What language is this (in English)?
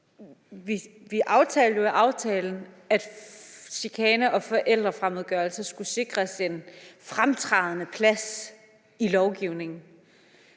Danish